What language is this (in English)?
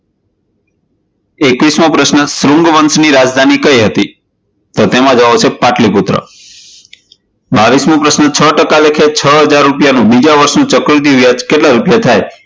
Gujarati